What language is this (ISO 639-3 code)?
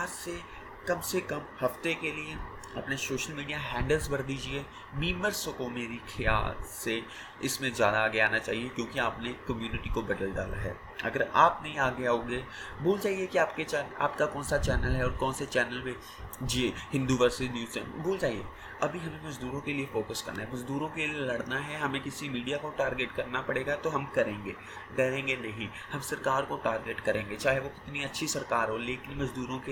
hin